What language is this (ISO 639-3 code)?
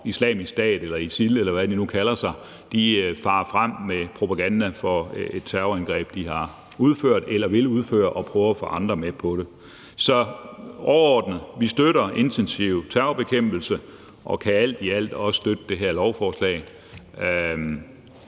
dan